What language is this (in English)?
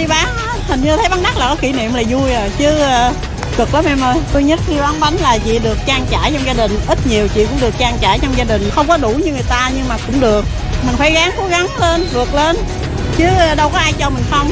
Vietnamese